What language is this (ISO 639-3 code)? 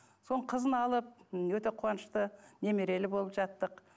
kaz